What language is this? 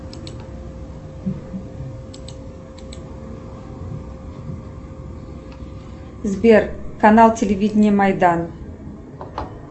Russian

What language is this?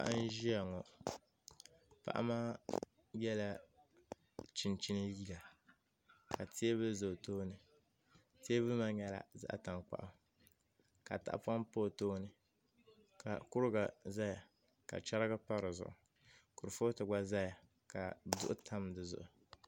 Dagbani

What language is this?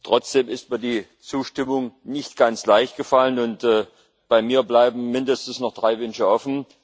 German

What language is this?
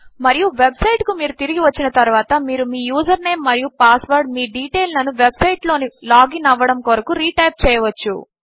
Telugu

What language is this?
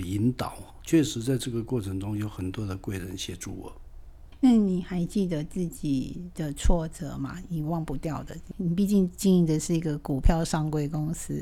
Chinese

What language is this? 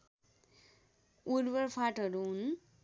Nepali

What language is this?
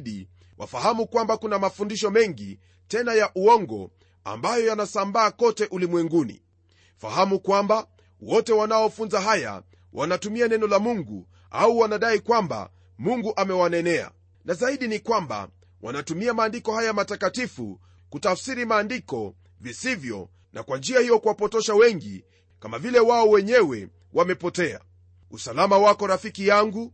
Swahili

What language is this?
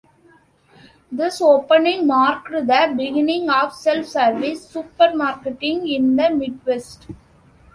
English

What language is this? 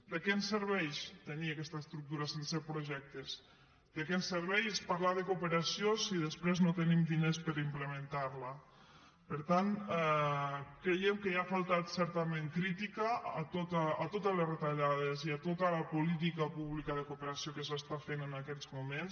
Catalan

